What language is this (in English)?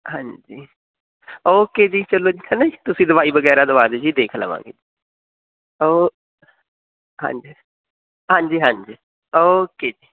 Punjabi